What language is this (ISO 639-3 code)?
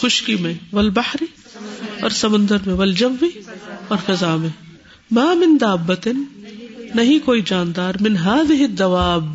urd